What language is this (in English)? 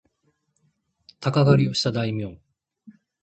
Japanese